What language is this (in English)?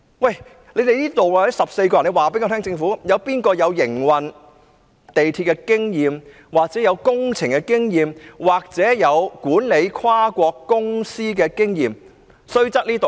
Cantonese